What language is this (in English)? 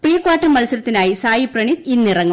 Malayalam